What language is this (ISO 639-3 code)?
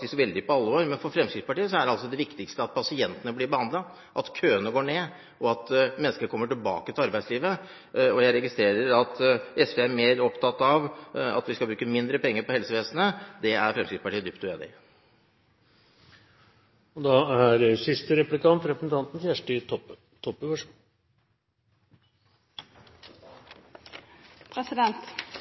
nor